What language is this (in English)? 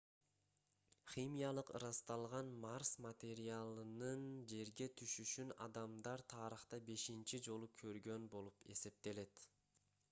Kyrgyz